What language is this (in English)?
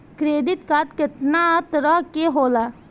Bhojpuri